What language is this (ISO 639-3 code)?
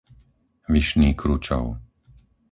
slk